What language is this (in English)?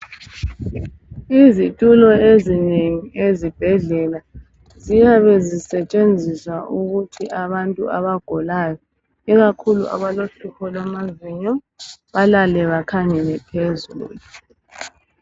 North Ndebele